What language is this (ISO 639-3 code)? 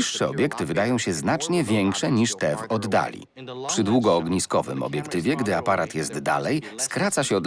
pol